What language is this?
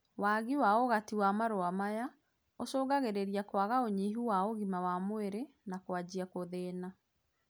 Kikuyu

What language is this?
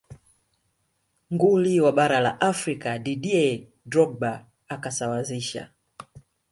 Swahili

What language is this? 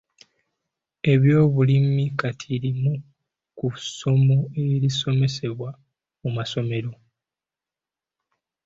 Ganda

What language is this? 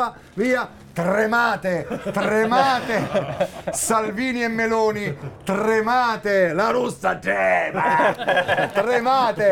Italian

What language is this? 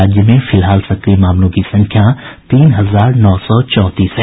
Hindi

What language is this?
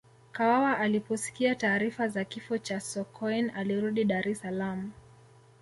Swahili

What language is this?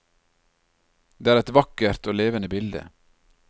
Norwegian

